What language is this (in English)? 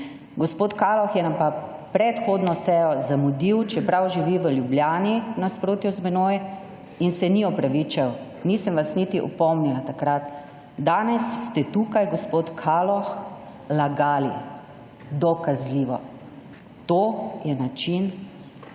Slovenian